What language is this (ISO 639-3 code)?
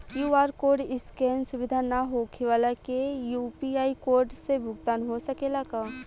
bho